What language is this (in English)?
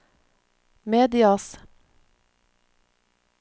Norwegian